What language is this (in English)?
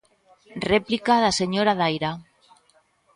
Galician